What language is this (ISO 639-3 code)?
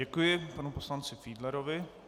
ces